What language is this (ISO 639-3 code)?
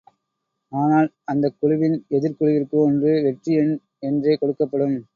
tam